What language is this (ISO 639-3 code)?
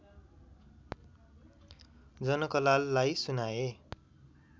nep